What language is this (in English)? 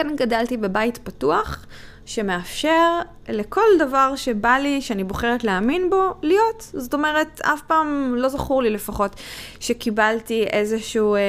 Hebrew